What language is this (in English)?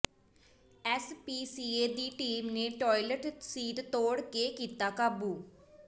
Punjabi